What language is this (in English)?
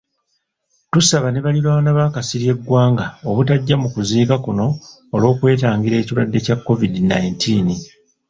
Ganda